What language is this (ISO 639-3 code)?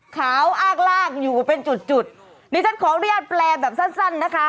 tha